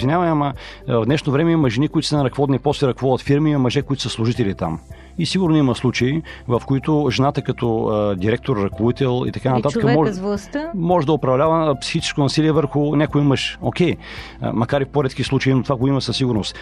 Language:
Bulgarian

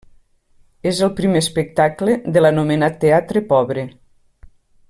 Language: Catalan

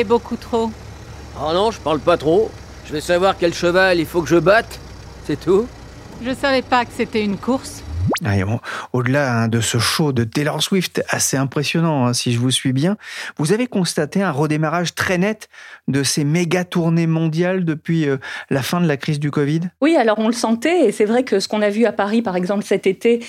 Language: French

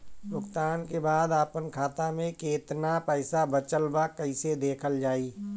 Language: Bhojpuri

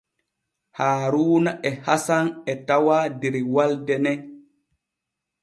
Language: Borgu Fulfulde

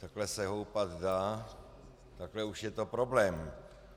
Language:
Czech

